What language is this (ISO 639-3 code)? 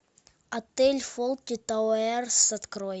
rus